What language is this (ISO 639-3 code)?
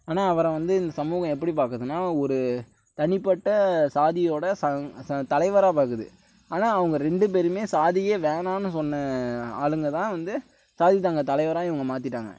tam